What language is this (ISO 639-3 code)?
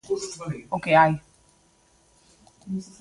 glg